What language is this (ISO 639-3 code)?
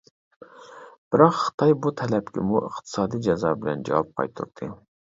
uig